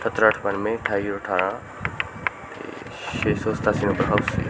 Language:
Punjabi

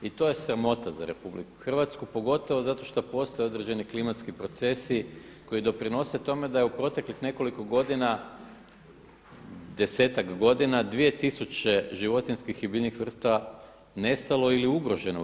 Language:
Croatian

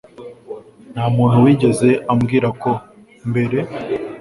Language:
Kinyarwanda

